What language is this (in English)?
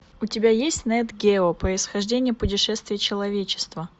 Russian